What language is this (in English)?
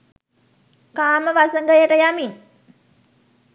Sinhala